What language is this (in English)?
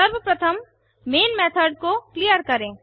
Hindi